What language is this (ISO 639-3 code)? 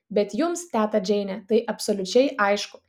lit